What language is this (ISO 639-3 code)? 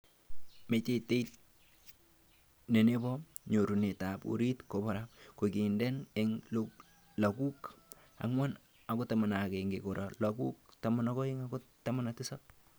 kln